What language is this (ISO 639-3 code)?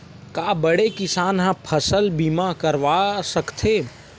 hne